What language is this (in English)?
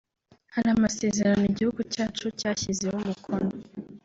Kinyarwanda